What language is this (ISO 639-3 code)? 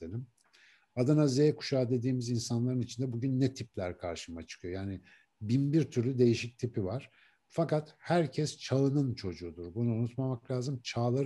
tur